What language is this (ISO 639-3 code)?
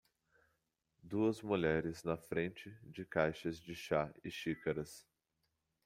por